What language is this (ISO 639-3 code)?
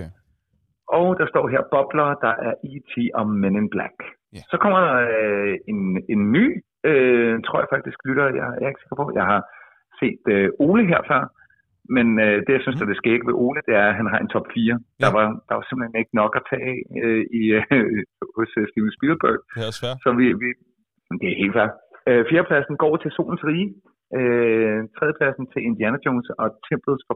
dan